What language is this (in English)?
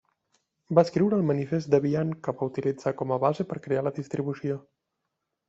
Catalan